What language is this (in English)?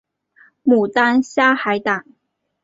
Chinese